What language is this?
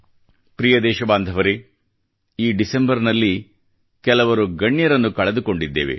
Kannada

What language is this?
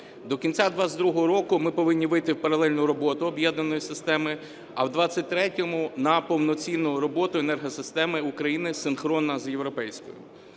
Ukrainian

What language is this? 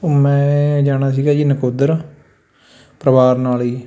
Punjabi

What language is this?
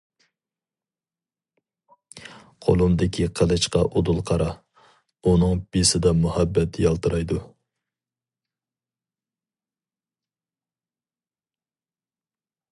Uyghur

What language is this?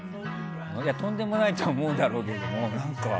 Japanese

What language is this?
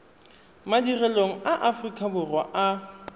Tswana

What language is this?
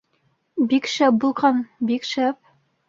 Bashkir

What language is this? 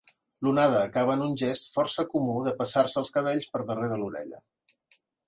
Catalan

